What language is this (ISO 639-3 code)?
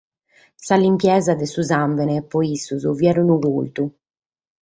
srd